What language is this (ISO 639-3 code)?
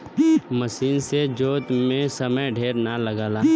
bho